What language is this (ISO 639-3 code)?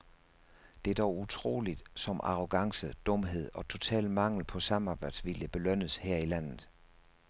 dan